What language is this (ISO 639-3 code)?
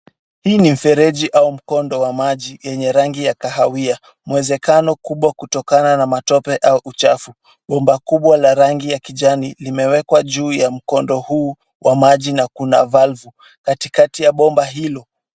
swa